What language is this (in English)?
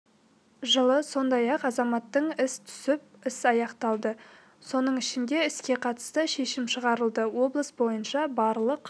Kazakh